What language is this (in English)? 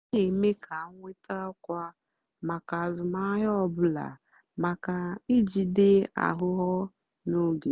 Igbo